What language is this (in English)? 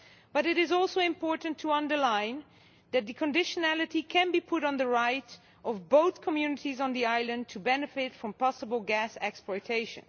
English